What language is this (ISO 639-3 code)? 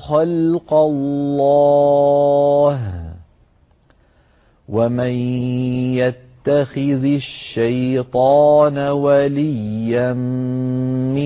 ara